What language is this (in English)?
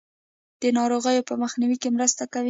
Pashto